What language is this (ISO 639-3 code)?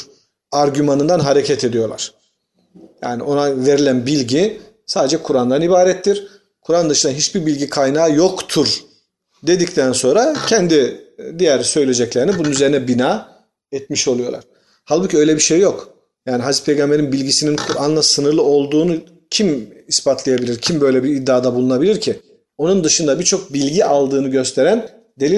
tur